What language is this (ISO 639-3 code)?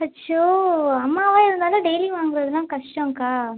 tam